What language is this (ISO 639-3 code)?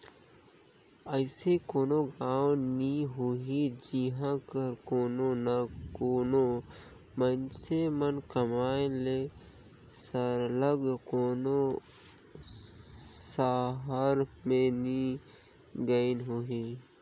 hne